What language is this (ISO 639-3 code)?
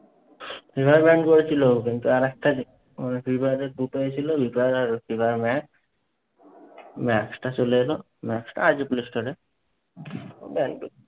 ben